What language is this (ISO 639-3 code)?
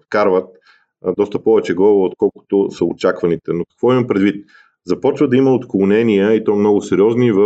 bul